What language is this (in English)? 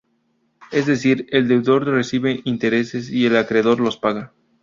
Spanish